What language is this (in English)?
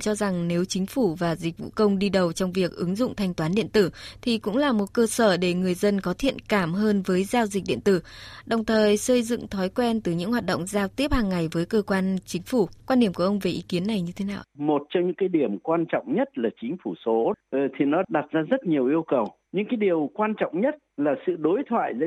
Vietnamese